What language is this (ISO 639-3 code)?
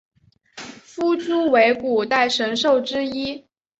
zho